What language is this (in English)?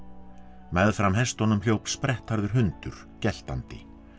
Icelandic